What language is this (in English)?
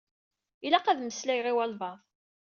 Kabyle